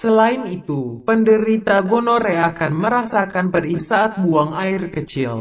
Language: Indonesian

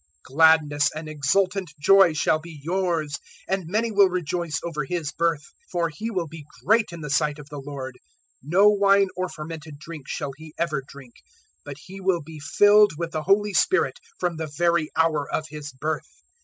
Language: English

